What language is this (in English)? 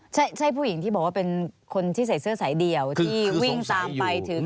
Thai